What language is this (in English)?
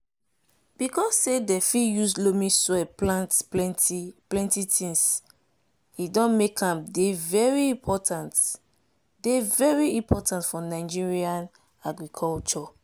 Nigerian Pidgin